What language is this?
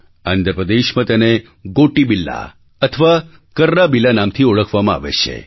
Gujarati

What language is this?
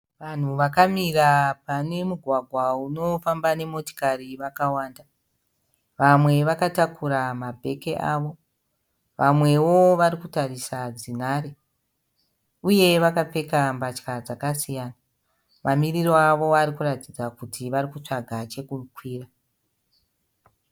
Shona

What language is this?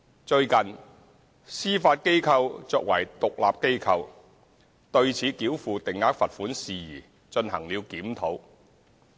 Cantonese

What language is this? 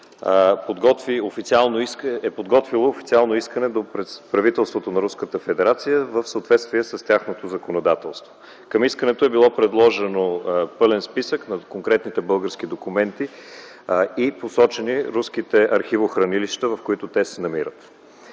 Bulgarian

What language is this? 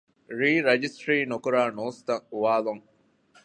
Divehi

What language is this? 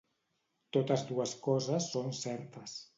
Catalan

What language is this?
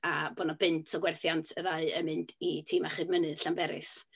Welsh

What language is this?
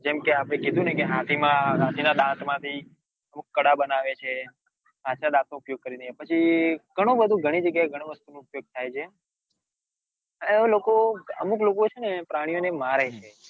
Gujarati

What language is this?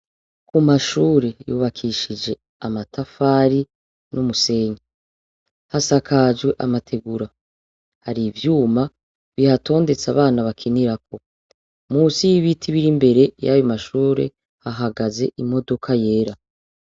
Rundi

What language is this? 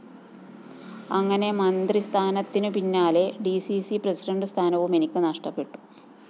Malayalam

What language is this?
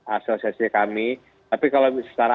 Indonesian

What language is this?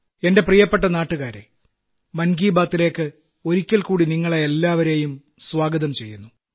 Malayalam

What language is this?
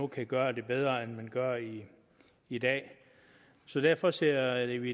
Danish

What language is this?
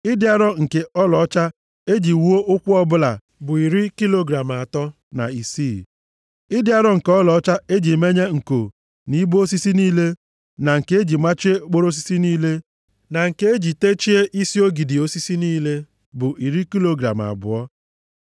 Igbo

